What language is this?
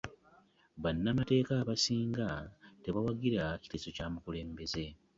Ganda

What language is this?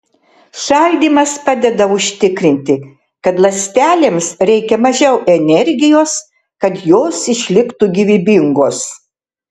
Lithuanian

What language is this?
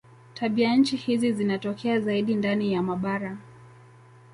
Swahili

